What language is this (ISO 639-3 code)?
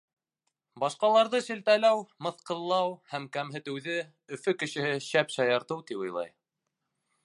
bak